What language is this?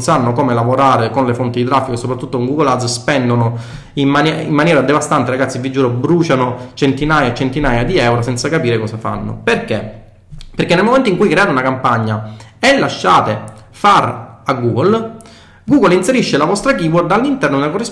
Italian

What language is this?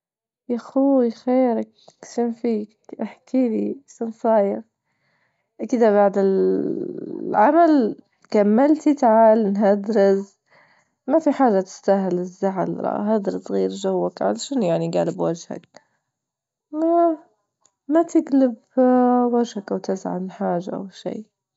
Libyan Arabic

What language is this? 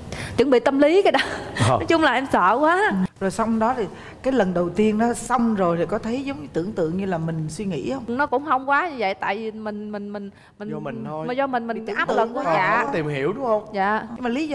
Vietnamese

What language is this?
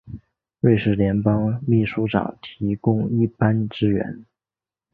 Chinese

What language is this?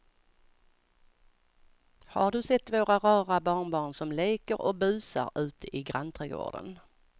Swedish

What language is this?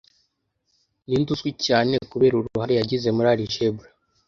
Kinyarwanda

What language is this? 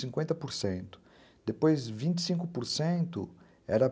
Portuguese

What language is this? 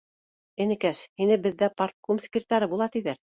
Bashkir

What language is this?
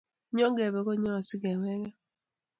Kalenjin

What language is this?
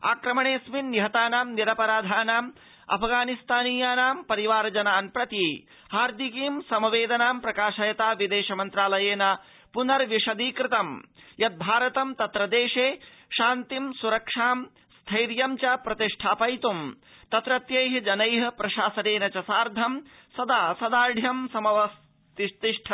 Sanskrit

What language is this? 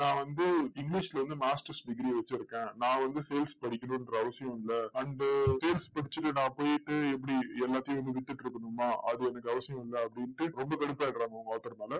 Tamil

